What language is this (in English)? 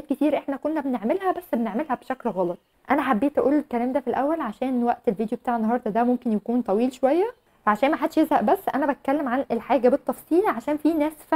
Arabic